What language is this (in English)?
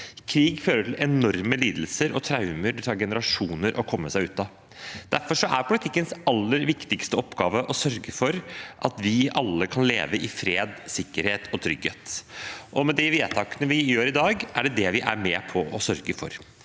Norwegian